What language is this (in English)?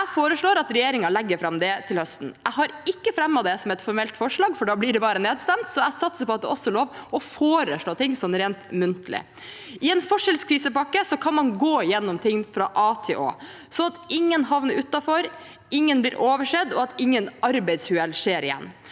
Norwegian